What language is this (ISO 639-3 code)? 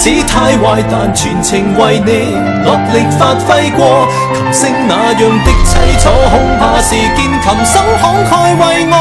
zho